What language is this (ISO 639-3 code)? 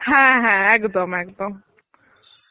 ben